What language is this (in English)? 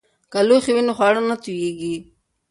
Pashto